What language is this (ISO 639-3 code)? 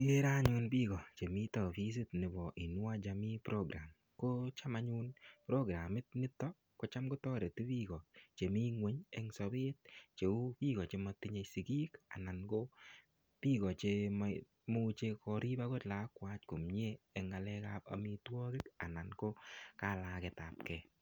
kln